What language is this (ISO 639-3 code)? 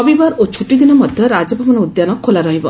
ori